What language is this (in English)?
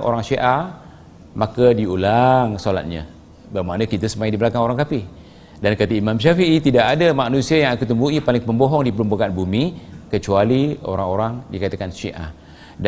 Malay